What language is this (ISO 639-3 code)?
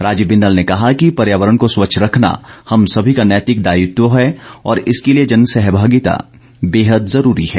hin